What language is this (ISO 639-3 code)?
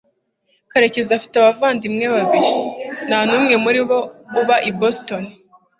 kin